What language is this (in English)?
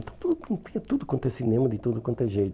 Portuguese